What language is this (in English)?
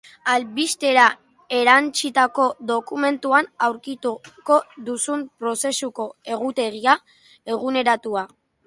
Basque